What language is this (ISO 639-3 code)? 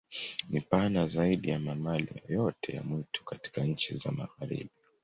swa